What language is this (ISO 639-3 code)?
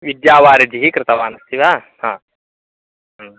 san